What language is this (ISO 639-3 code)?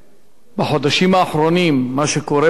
heb